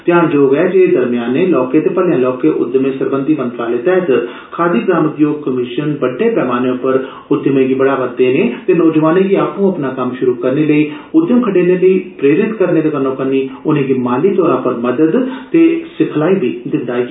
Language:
Dogri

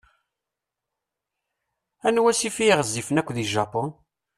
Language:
Kabyle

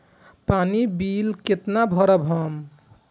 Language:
Maithili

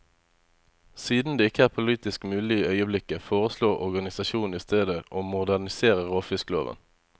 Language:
Norwegian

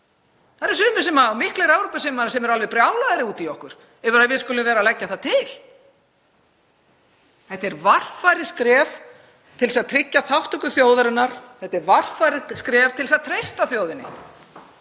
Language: Icelandic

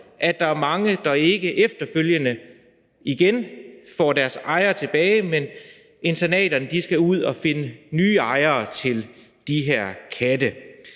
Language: Danish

